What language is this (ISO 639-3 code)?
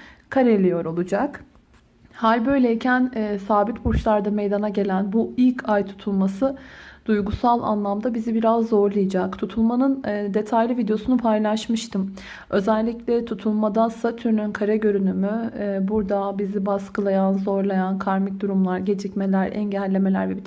tur